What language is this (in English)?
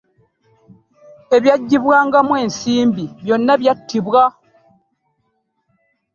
Ganda